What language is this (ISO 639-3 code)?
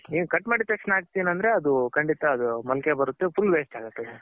kan